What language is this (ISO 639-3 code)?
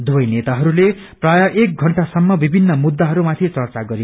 nep